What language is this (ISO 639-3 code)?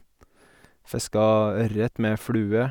nor